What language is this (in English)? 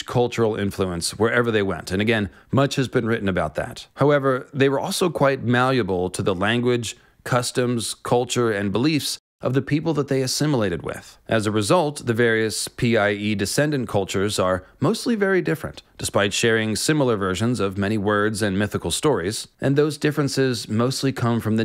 English